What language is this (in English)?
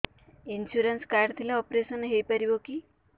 Odia